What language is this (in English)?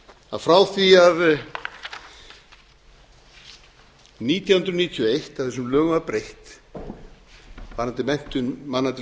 Icelandic